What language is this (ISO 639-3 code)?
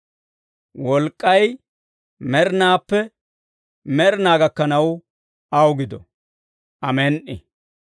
dwr